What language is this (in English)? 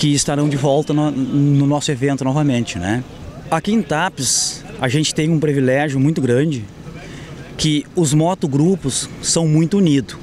Portuguese